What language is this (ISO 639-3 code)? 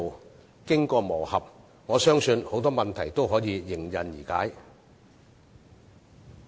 yue